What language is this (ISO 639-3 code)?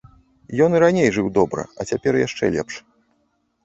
bel